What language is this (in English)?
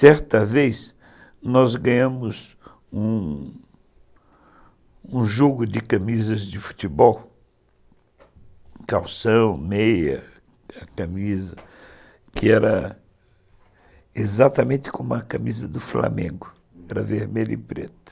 Portuguese